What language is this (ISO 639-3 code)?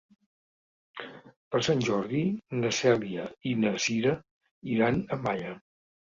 cat